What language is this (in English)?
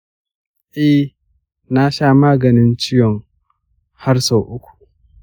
Hausa